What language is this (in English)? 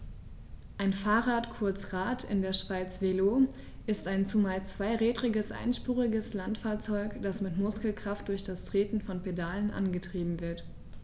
German